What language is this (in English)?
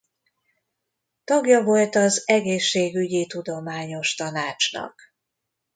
Hungarian